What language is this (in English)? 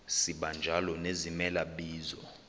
Xhosa